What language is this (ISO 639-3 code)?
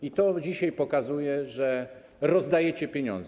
pol